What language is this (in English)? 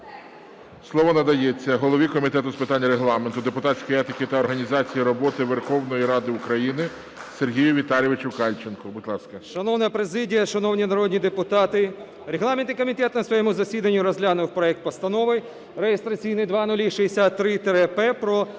Ukrainian